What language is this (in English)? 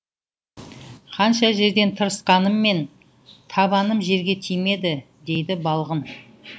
Kazakh